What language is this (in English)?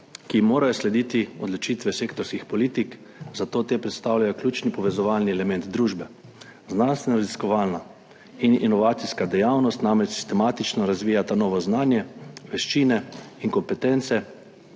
Slovenian